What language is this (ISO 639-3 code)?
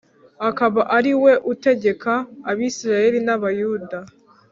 kin